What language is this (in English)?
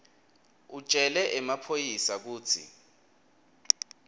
Swati